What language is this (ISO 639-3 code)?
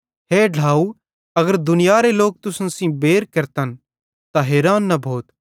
bhd